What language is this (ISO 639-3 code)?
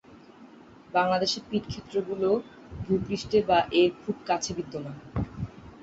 ben